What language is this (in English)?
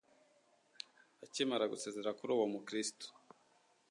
Kinyarwanda